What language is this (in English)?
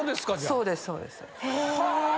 Japanese